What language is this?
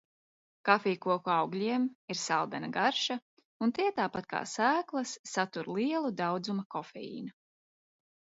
Latvian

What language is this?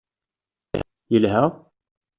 Kabyle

